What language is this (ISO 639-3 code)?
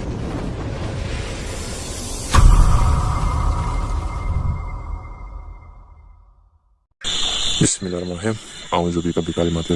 ind